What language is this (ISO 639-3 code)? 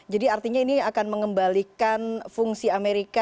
ind